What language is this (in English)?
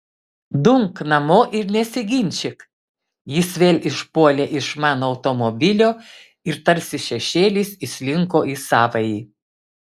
Lithuanian